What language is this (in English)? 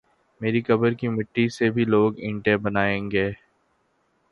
Urdu